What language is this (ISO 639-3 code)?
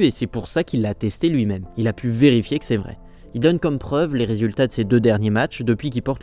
fra